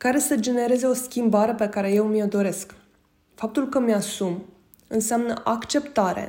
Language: Romanian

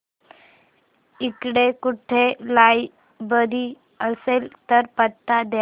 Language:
Marathi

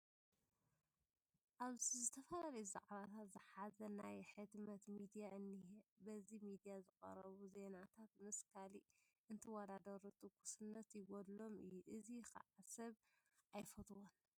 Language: Tigrinya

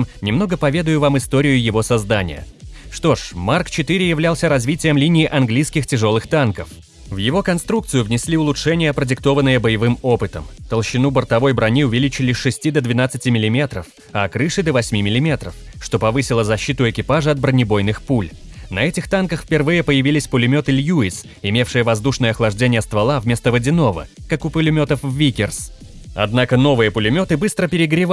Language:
Russian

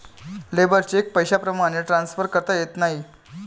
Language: Marathi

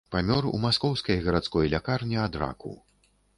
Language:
Belarusian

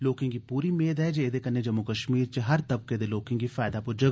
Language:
Dogri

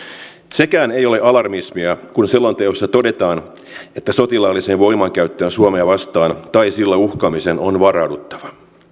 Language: Finnish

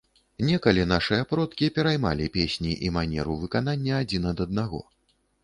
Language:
Belarusian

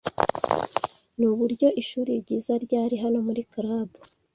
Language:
Kinyarwanda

